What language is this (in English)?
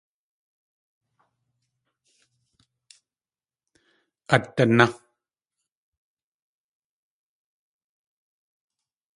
Tlingit